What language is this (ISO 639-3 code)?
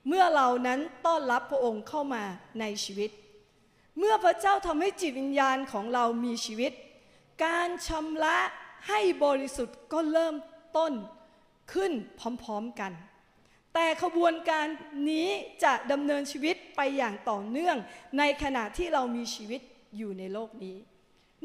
tha